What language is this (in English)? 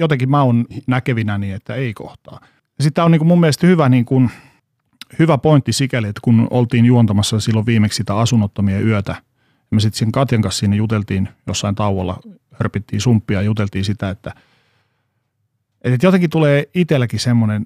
Finnish